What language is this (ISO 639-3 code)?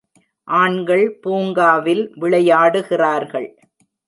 tam